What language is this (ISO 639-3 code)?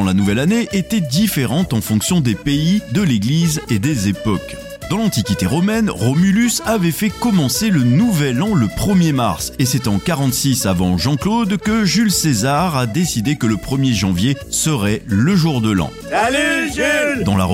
fra